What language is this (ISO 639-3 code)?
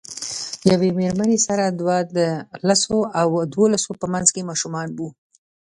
pus